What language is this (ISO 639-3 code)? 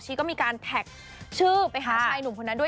tha